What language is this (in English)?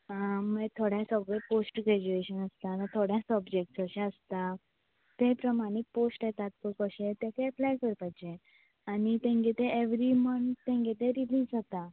Konkani